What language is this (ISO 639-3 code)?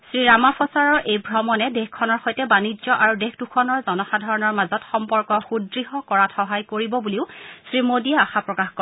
asm